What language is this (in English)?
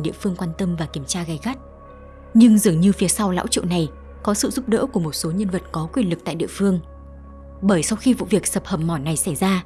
Vietnamese